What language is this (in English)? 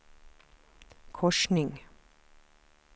Swedish